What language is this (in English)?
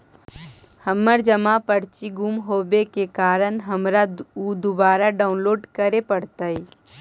Magahi